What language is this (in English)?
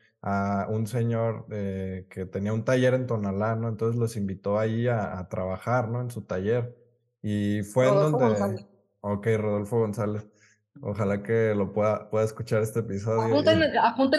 Spanish